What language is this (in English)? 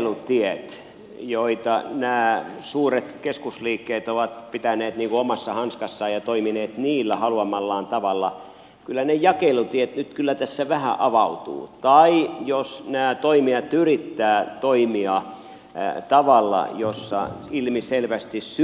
Finnish